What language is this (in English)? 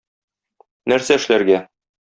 Tatar